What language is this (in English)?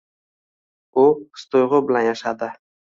Uzbek